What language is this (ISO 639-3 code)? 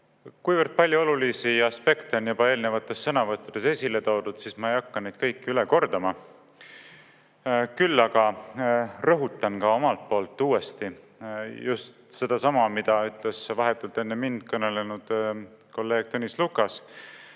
est